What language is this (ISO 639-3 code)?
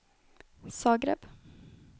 swe